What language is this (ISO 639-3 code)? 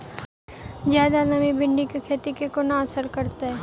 mai